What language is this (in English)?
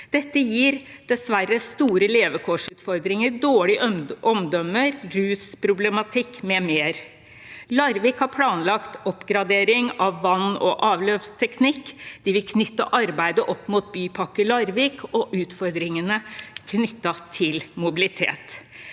Norwegian